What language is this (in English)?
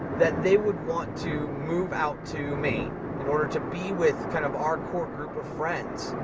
English